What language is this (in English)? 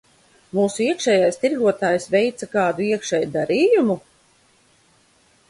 Latvian